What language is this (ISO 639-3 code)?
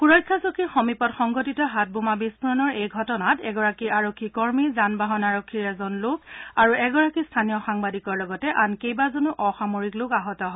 asm